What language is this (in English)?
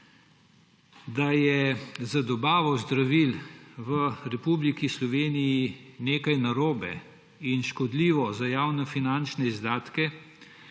Slovenian